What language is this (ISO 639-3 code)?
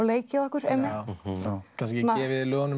isl